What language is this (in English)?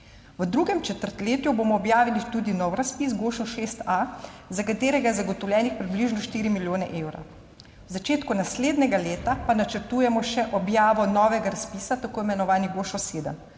Slovenian